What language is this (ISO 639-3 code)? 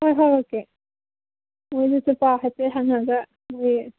mni